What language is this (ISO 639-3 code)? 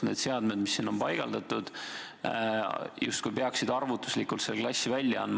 est